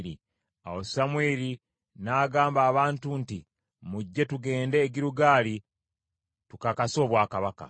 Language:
Ganda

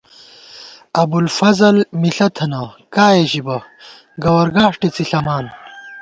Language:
Gawar-Bati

